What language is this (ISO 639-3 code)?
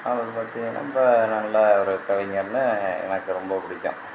tam